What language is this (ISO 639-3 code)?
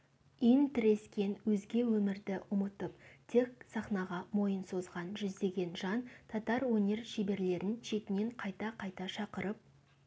kaz